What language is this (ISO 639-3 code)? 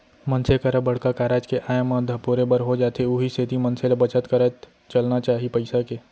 hne